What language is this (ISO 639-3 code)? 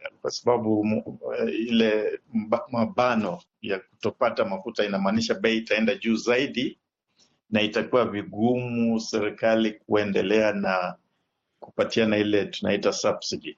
swa